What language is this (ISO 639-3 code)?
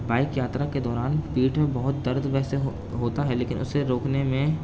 urd